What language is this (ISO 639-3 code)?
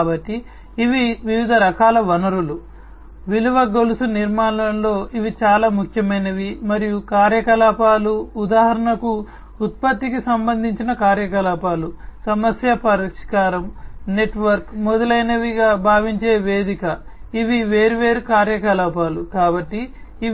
tel